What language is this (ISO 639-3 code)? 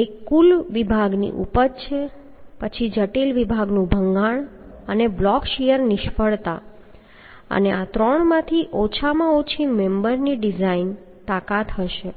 guj